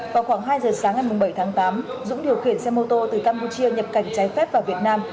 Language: Vietnamese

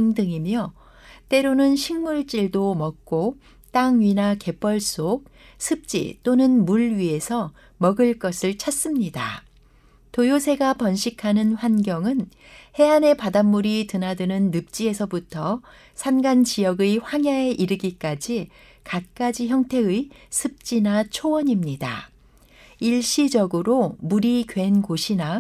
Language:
Korean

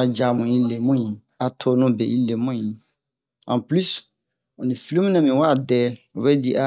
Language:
Bomu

